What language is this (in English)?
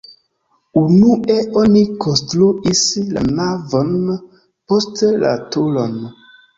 Esperanto